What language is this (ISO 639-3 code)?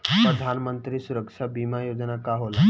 bho